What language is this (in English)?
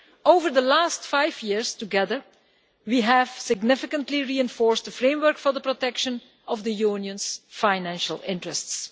English